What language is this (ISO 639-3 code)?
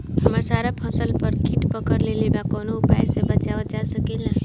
bho